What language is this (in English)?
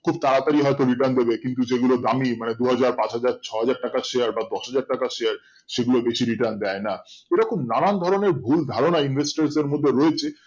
Bangla